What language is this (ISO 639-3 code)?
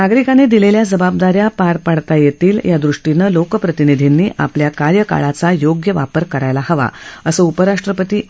mar